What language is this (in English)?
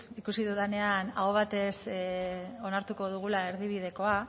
Basque